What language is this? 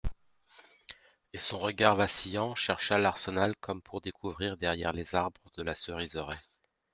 French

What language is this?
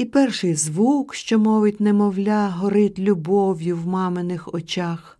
Ukrainian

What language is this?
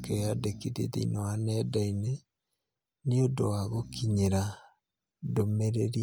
Kikuyu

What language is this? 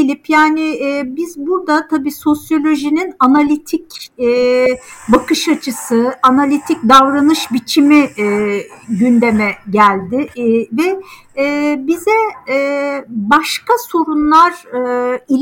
Turkish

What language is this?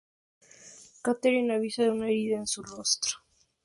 Spanish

